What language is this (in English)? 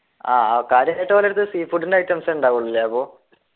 Malayalam